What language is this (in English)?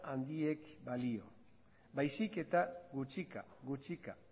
Basque